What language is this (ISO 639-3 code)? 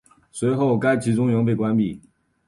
zho